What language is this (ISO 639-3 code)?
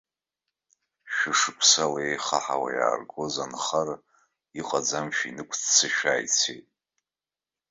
abk